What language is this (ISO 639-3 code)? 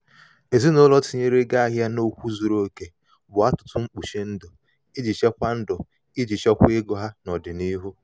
ibo